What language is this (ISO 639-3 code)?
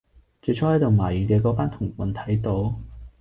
yue